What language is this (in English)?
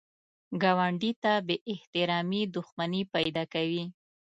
Pashto